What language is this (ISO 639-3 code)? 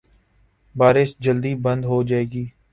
urd